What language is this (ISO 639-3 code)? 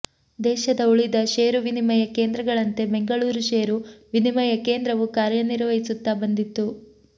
kan